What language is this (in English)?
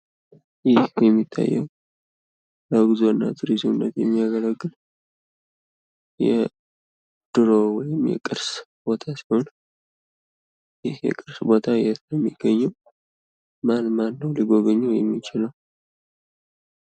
Amharic